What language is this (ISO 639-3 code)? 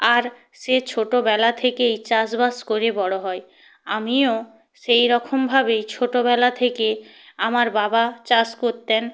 ben